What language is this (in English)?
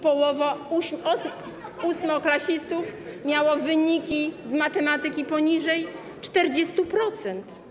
Polish